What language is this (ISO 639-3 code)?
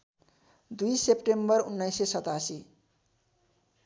nep